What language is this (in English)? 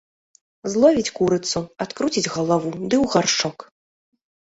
Belarusian